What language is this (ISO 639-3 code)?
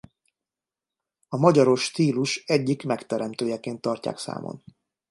hun